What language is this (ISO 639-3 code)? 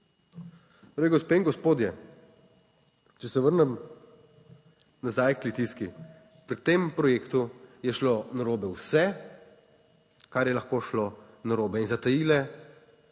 slv